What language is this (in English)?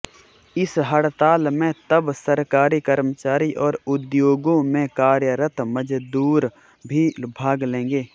Hindi